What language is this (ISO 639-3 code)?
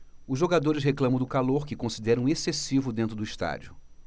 por